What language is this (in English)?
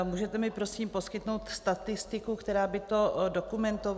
Czech